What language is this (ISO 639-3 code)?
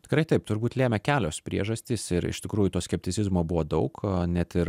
lit